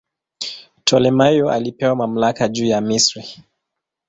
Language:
Swahili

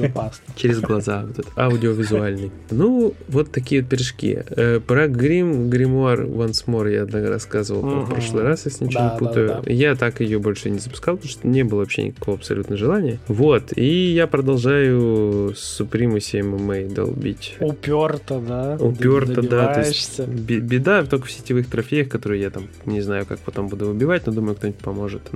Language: Russian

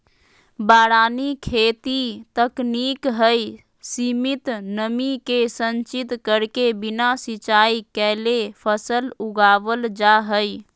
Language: Magahi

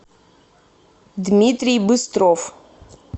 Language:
Russian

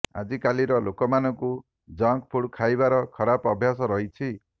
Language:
Odia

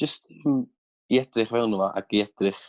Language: Welsh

